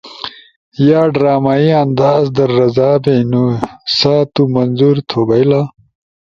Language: Ushojo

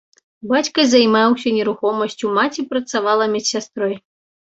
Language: Belarusian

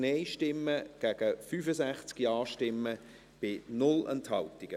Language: Swiss German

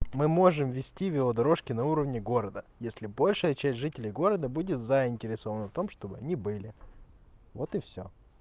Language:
Russian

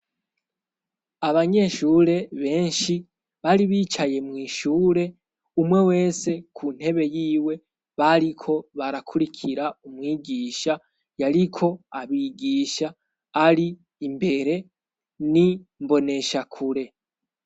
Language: Rundi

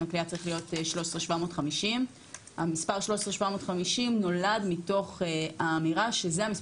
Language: Hebrew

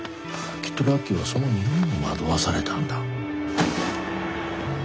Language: Japanese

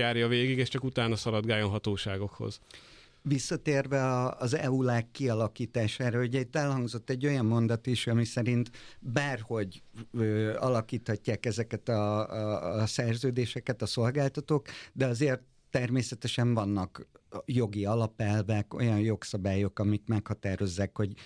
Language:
Hungarian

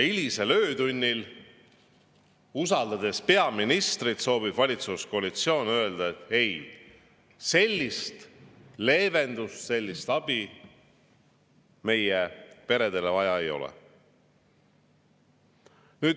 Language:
Estonian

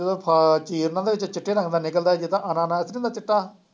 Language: Punjabi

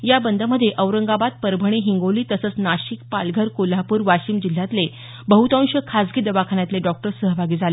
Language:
Marathi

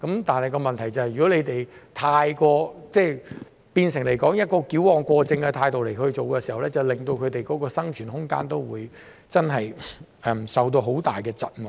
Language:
Cantonese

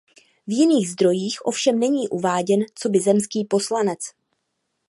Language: Czech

